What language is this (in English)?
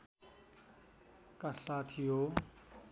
Nepali